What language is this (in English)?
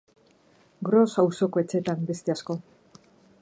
Basque